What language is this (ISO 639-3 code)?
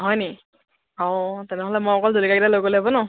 asm